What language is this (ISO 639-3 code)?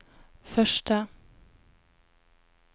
nor